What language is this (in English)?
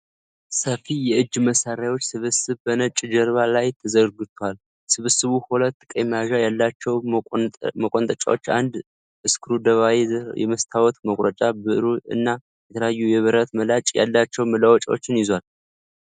Amharic